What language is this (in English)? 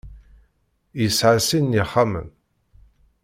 Kabyle